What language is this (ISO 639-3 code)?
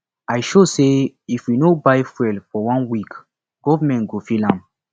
pcm